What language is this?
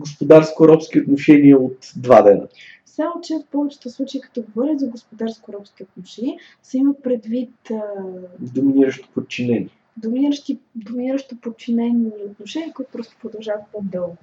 Bulgarian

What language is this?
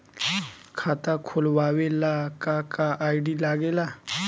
Bhojpuri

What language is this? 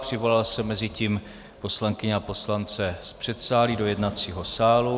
Czech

